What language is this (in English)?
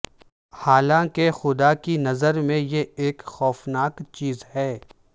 Urdu